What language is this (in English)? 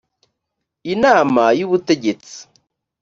Kinyarwanda